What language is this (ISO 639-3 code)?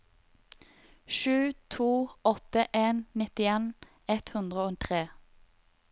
nor